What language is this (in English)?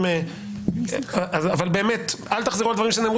Hebrew